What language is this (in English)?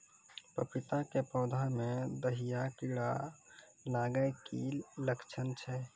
Maithili